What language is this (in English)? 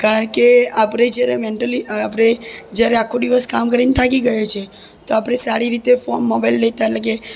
Gujarati